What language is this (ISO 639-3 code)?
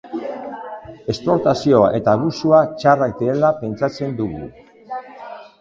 eus